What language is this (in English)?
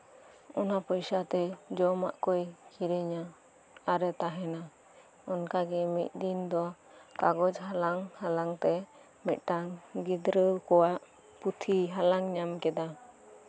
Santali